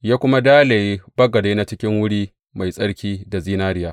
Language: Hausa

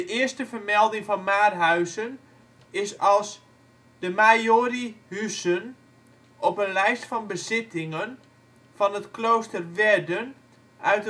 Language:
Dutch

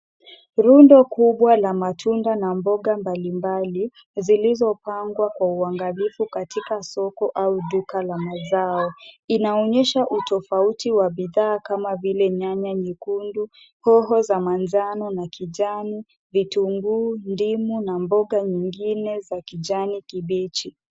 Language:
Swahili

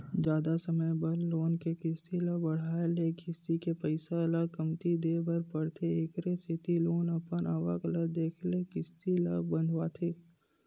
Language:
Chhattisgarhi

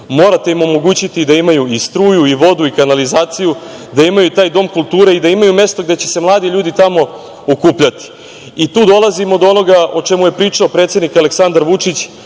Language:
Serbian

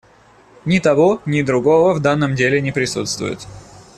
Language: Russian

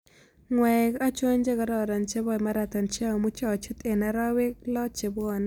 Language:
Kalenjin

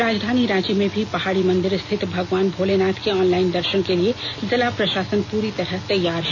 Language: Hindi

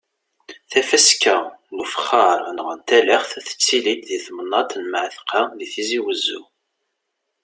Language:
Kabyle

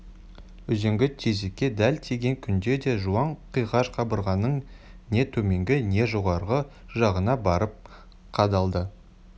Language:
Kazakh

